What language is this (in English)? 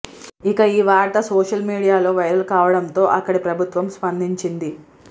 Telugu